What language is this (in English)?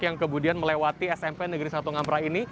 Indonesian